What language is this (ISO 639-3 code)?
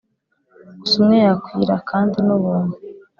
kin